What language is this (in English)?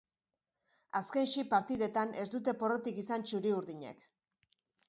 Basque